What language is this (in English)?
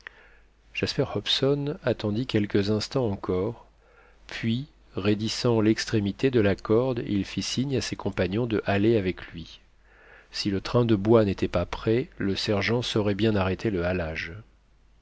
French